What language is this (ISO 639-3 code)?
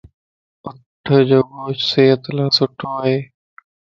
lss